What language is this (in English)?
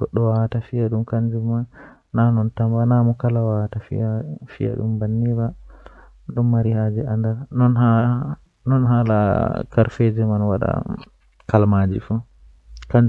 Western Niger Fulfulde